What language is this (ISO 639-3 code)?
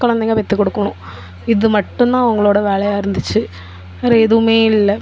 tam